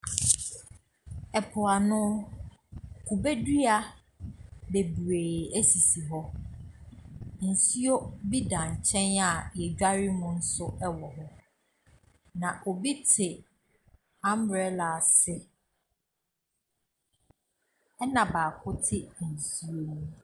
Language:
Akan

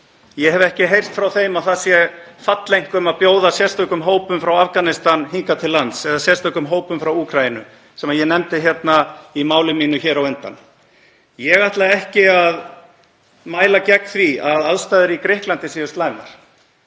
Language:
Icelandic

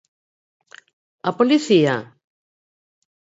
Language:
Galician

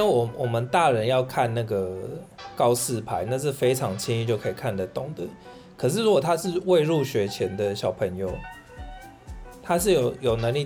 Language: Chinese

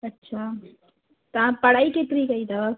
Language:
Sindhi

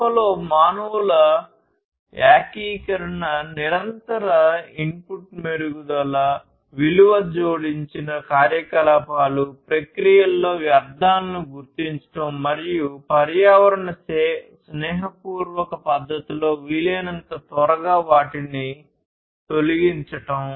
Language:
Telugu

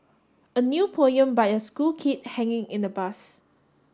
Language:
English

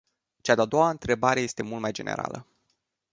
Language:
Romanian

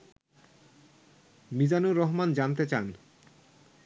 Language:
Bangla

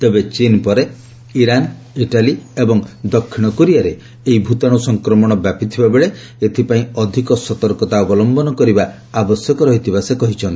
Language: Odia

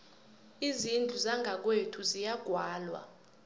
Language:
South Ndebele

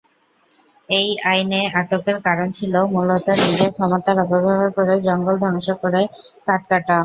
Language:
Bangla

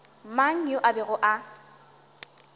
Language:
Northern Sotho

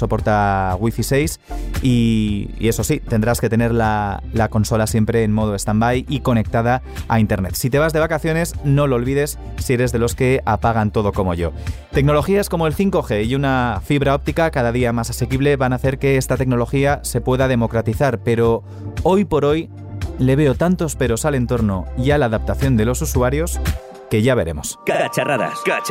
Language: Spanish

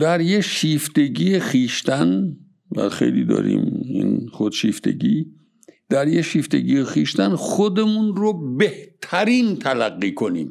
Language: Persian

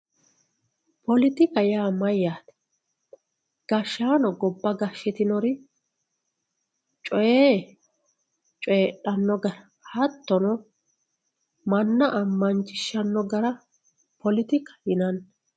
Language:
Sidamo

